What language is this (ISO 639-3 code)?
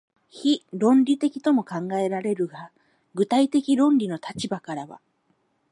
jpn